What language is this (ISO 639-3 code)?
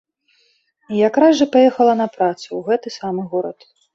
bel